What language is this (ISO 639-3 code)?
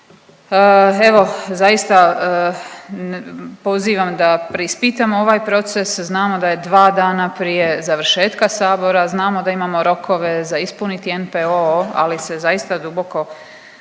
hrv